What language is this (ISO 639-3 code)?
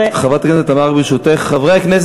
heb